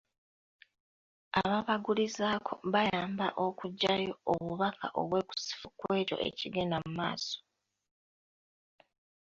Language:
Ganda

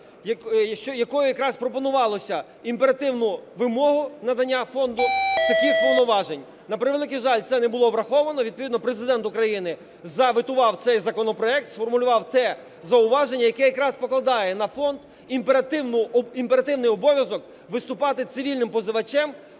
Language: Ukrainian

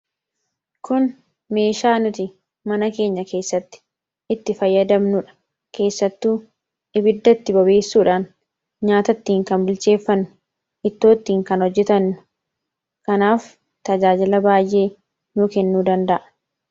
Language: Oromo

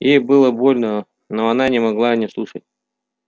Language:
Russian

